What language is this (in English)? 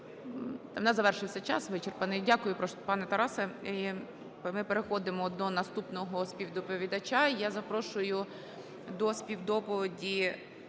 Ukrainian